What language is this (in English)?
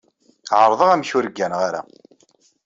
Kabyle